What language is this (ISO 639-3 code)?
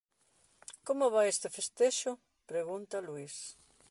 glg